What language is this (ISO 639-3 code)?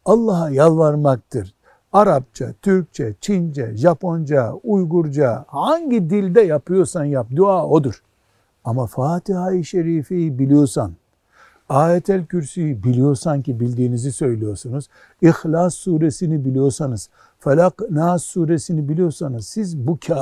tur